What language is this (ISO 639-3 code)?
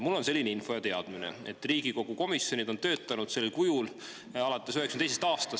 est